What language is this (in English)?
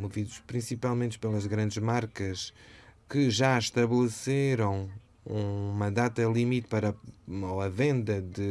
Portuguese